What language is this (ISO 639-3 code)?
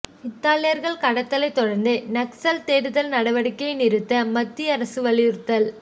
tam